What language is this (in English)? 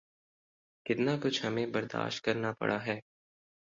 Urdu